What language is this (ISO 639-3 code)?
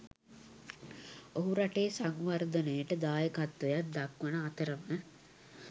sin